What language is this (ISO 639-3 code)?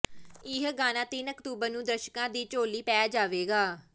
pan